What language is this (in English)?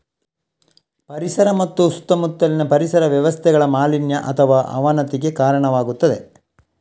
Kannada